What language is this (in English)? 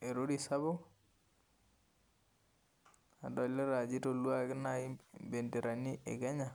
Masai